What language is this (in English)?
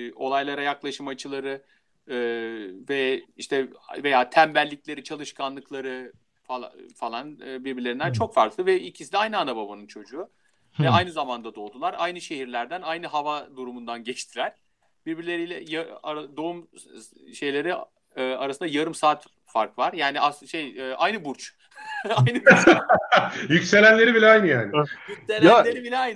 Turkish